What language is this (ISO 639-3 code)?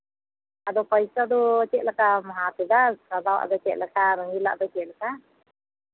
sat